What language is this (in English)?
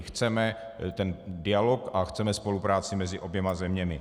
Czech